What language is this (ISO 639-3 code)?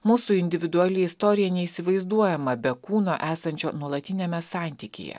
lit